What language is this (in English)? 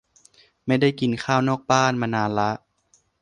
Thai